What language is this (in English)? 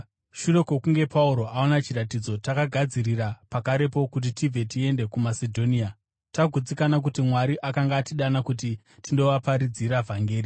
Shona